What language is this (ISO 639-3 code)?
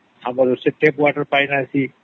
ori